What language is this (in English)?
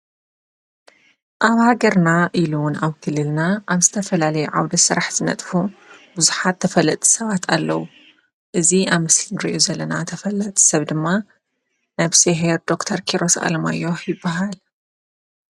Tigrinya